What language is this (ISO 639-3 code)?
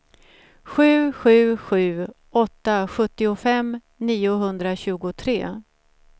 swe